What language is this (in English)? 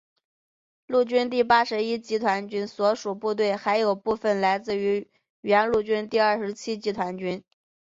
Chinese